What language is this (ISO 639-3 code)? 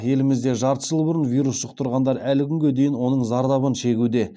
kaz